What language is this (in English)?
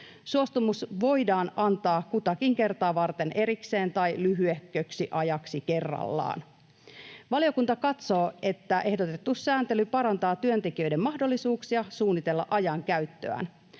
Finnish